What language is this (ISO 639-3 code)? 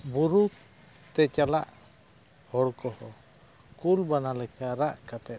sat